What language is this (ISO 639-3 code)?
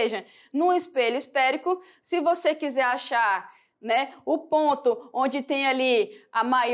por